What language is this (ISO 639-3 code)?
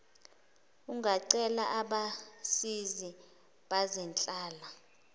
zul